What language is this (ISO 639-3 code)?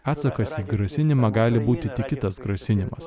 lit